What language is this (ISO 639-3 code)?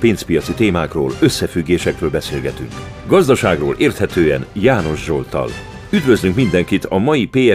hun